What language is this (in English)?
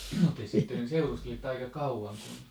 Finnish